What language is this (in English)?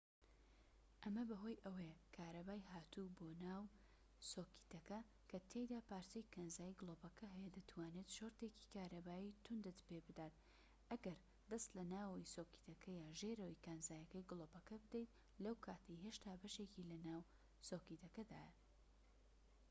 Central Kurdish